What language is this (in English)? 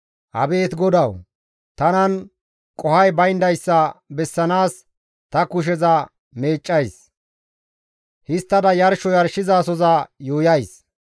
Gamo